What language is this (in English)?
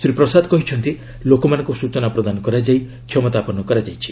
Odia